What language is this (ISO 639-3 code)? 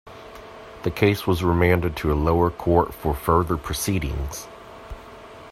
eng